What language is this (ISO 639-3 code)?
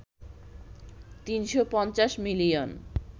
ben